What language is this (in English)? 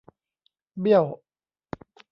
Thai